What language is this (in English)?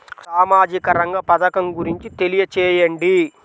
Telugu